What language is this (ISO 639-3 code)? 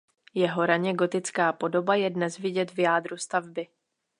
ces